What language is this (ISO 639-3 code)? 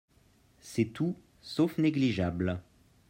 fra